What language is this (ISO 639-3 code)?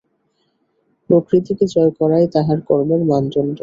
ben